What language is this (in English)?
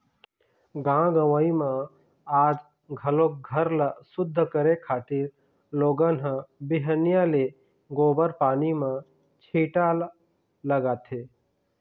Chhattisgarhi